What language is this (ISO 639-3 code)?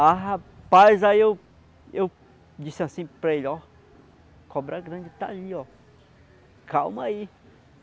por